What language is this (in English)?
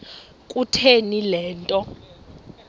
Xhosa